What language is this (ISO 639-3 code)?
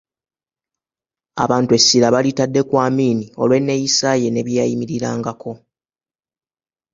lug